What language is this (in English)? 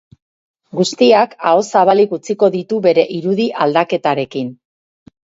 Basque